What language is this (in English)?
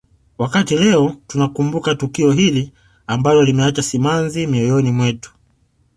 Swahili